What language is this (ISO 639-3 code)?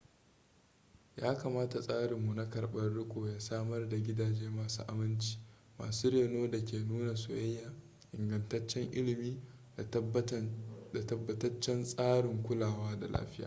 hau